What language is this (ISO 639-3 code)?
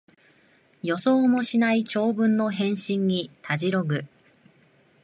jpn